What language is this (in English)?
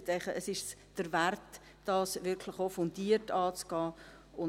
Swiss German